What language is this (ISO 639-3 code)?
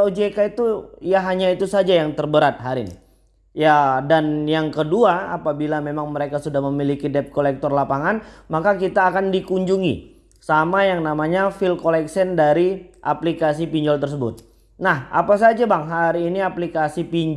ind